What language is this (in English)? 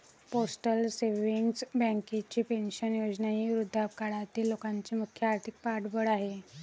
Marathi